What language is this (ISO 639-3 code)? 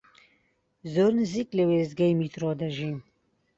ckb